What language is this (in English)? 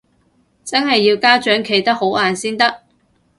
Cantonese